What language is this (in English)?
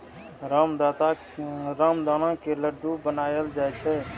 Maithili